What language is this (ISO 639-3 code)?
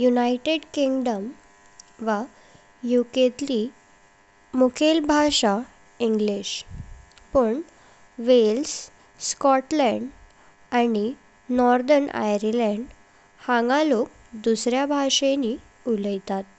kok